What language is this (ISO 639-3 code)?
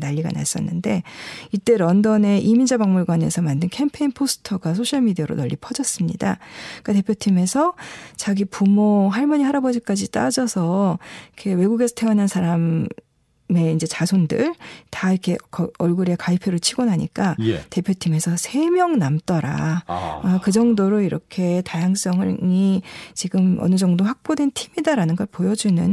kor